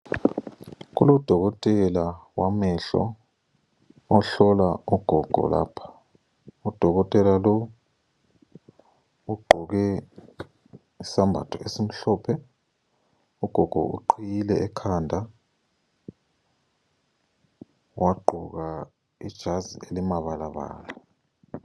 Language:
North Ndebele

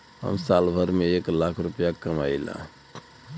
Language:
Bhojpuri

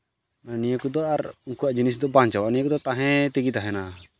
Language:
Santali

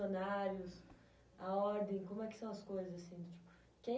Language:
Portuguese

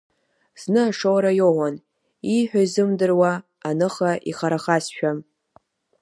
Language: Abkhazian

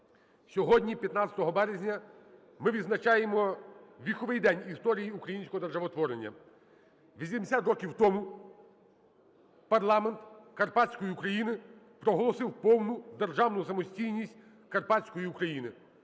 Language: Ukrainian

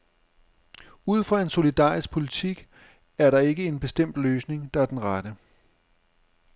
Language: Danish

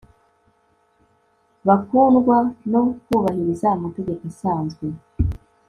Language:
Kinyarwanda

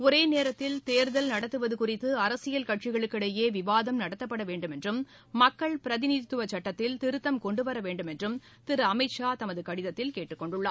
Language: Tamil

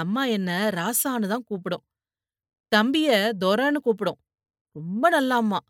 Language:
Tamil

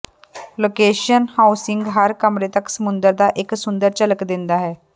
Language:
Punjabi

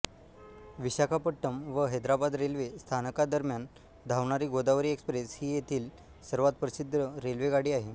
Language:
Marathi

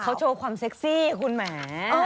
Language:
Thai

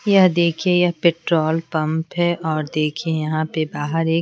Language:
Hindi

